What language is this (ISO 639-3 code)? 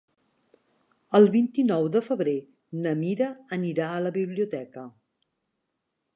cat